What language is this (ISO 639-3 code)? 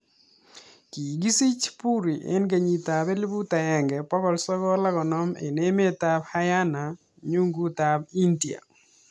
kln